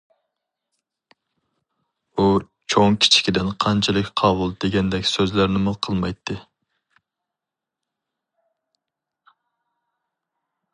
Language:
Uyghur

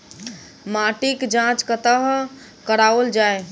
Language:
Maithili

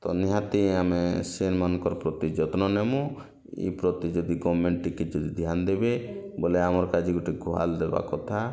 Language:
Odia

